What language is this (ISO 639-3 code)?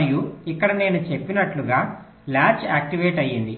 tel